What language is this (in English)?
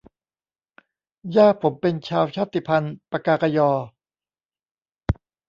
Thai